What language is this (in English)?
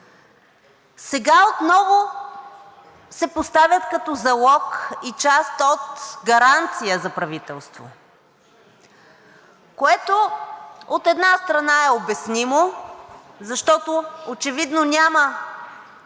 Bulgarian